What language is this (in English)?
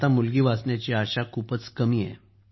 Marathi